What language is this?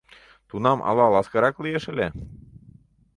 Mari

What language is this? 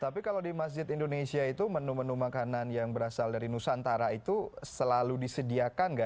Indonesian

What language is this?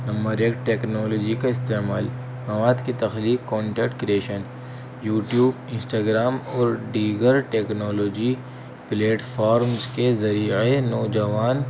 Urdu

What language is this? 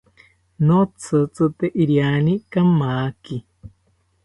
South Ucayali Ashéninka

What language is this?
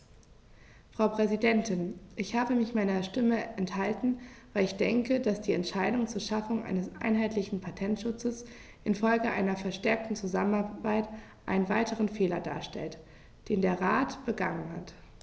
German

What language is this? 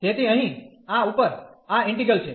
Gujarati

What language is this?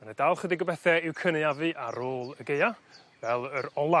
Welsh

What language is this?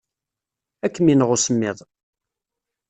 Kabyle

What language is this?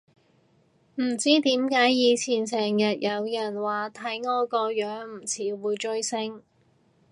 Cantonese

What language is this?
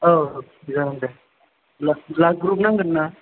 Bodo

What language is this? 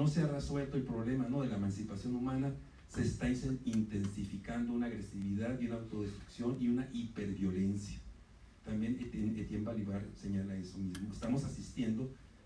Spanish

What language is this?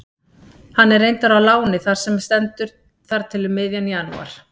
Icelandic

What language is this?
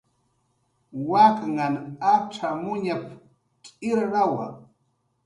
Jaqaru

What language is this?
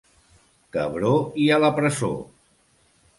Catalan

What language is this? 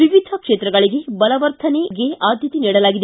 Kannada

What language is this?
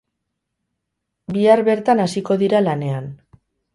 Basque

